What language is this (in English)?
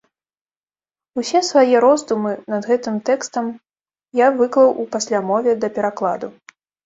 Belarusian